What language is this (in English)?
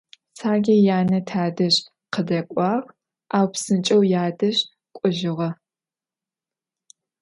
Adyghe